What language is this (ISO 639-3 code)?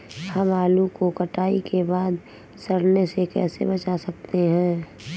hin